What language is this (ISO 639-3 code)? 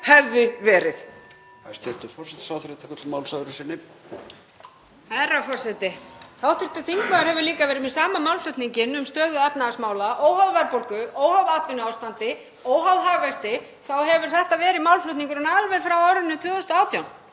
isl